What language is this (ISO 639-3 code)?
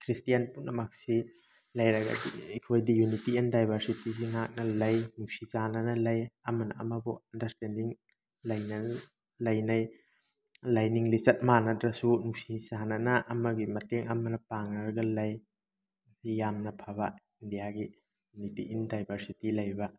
mni